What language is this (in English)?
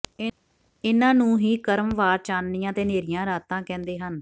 Punjabi